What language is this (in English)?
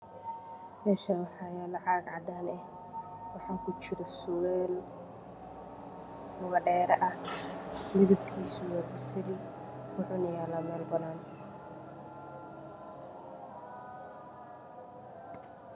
Somali